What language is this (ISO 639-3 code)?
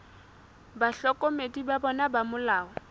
sot